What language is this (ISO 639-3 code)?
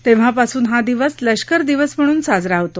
mar